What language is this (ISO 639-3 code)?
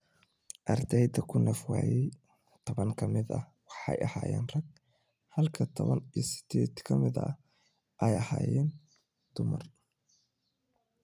som